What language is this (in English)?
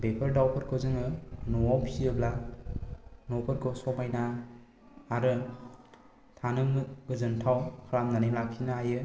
Bodo